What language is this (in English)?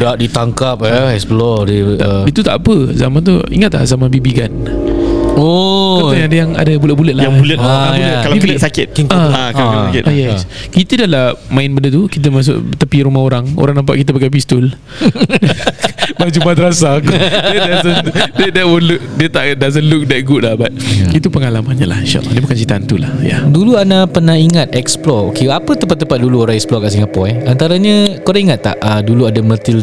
Malay